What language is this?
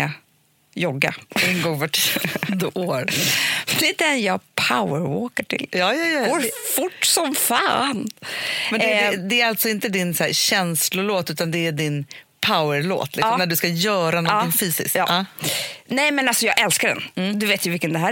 Swedish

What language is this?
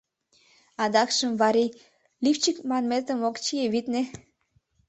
Mari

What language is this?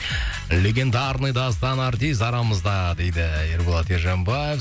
Kazakh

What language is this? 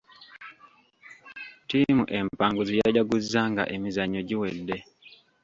Ganda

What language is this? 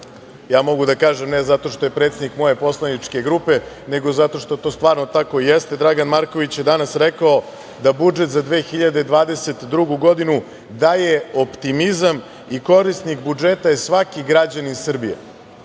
Serbian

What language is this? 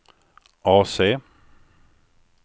Swedish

